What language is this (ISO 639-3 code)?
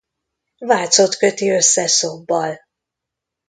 hun